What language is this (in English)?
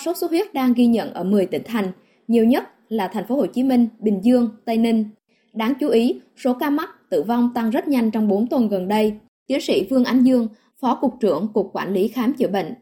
Vietnamese